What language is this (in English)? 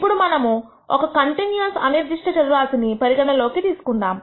Telugu